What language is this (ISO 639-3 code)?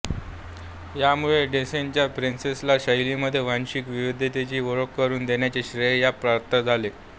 mar